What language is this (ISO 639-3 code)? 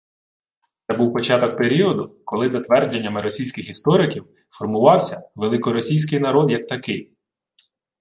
ukr